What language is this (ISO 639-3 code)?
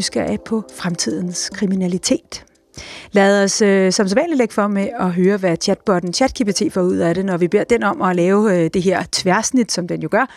dan